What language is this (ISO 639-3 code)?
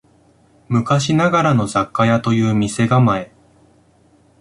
jpn